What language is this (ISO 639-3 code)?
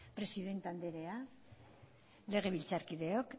eus